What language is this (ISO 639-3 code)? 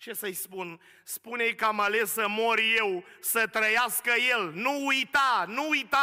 ron